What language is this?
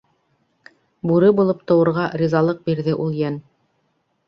Bashkir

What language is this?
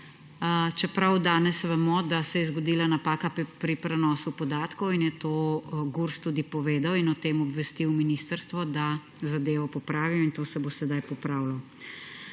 Slovenian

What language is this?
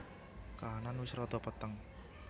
Javanese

